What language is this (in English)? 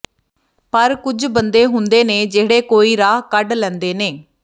Punjabi